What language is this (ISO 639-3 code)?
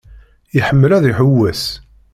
kab